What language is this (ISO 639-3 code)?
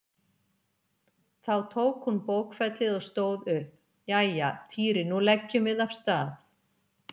isl